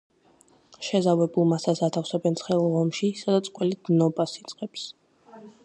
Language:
Georgian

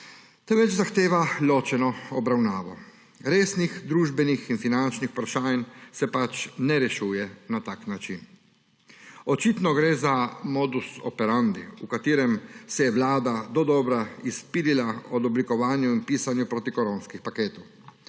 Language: Slovenian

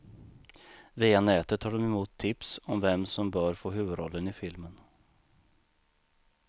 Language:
Swedish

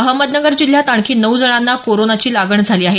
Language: Marathi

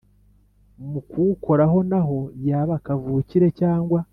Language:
Kinyarwanda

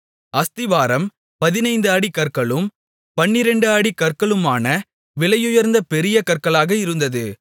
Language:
Tamil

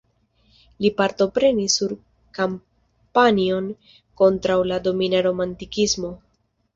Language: Esperanto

